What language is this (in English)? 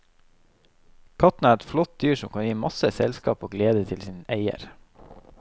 Norwegian